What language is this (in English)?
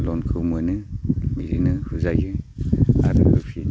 Bodo